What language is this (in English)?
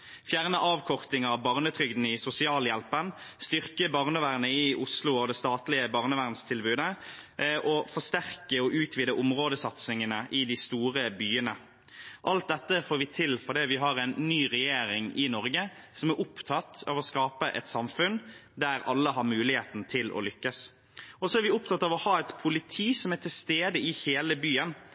Norwegian Bokmål